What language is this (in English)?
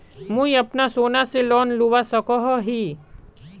Magahi